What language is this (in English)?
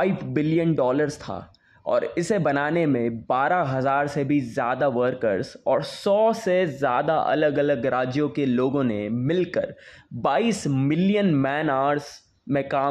Hindi